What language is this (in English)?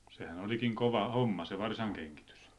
Finnish